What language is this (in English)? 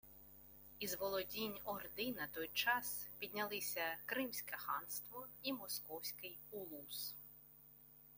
Ukrainian